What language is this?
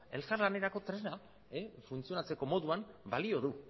Basque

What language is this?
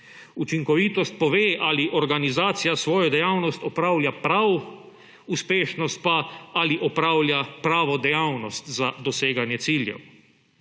Slovenian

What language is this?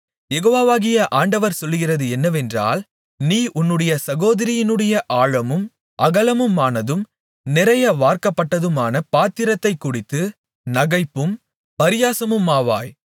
Tamil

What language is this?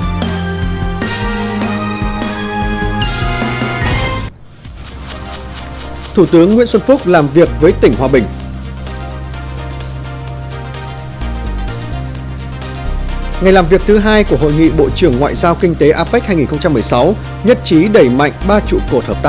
Vietnamese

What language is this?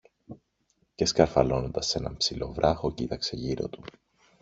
Greek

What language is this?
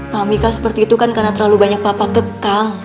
Indonesian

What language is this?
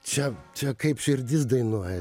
Lithuanian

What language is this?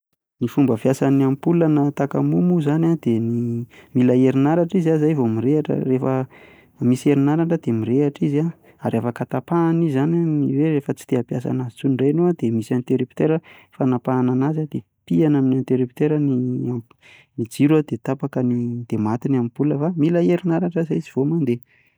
Malagasy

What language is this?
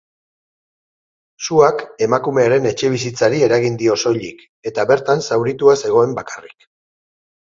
Basque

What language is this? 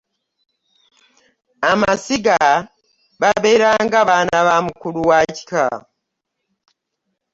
Ganda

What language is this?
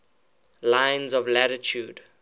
English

